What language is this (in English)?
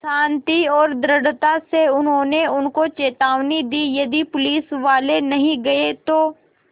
Hindi